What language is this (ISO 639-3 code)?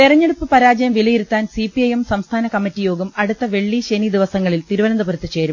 mal